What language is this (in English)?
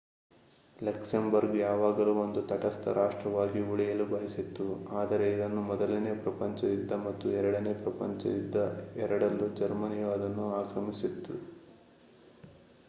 Kannada